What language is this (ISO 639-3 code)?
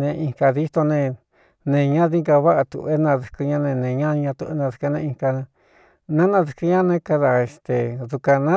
xtu